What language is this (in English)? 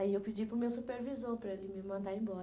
Portuguese